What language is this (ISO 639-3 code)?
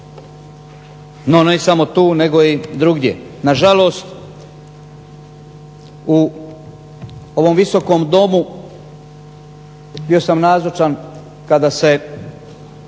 hrv